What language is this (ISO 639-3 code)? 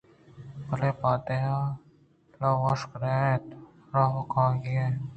bgp